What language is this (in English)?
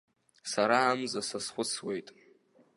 Abkhazian